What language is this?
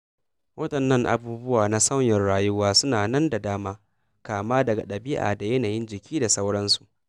Hausa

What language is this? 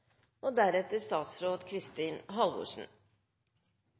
Norwegian Nynorsk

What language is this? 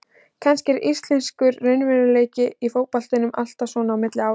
Icelandic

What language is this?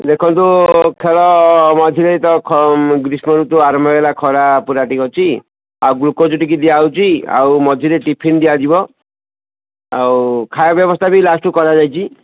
Odia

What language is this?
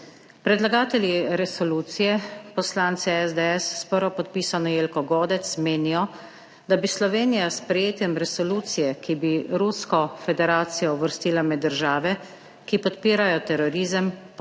Slovenian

